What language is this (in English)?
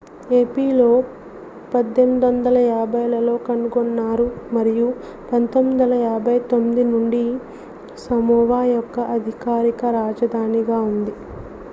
Telugu